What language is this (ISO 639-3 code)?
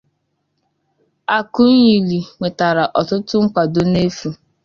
ibo